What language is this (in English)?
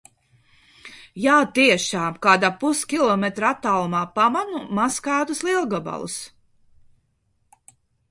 Latvian